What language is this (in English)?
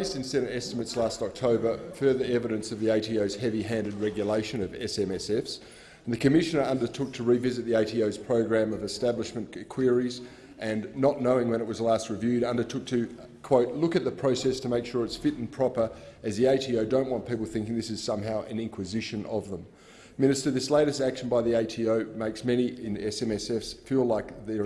English